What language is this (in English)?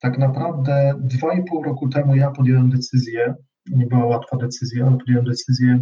Polish